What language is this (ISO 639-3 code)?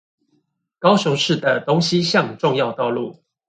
zho